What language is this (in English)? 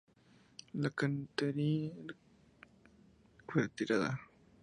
Spanish